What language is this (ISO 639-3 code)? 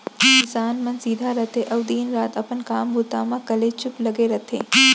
hne